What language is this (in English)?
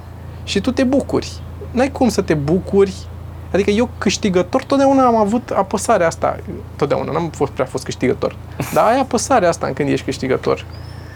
Romanian